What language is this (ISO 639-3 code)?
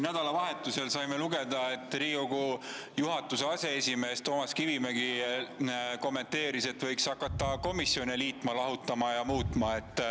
est